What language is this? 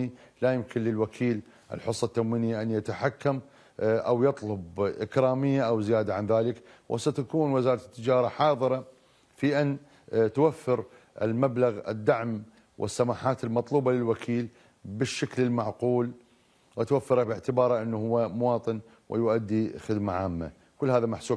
Arabic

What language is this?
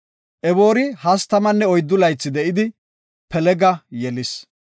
Gofa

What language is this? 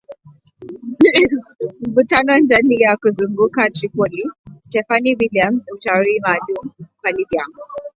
Swahili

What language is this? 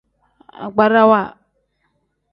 Tem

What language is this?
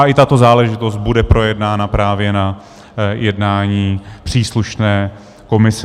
Czech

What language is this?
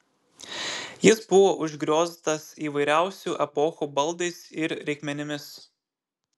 Lithuanian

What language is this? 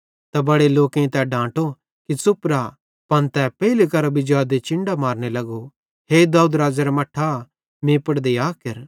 Bhadrawahi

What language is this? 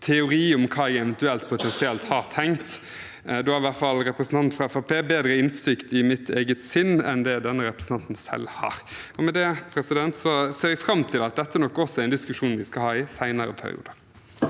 Norwegian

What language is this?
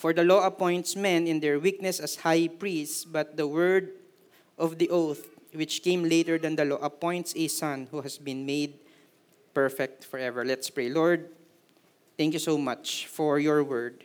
Filipino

